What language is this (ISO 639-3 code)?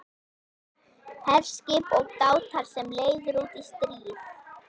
isl